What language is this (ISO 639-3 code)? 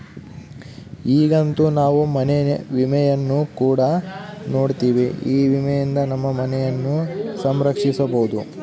kan